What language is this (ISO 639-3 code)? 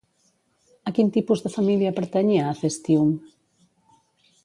cat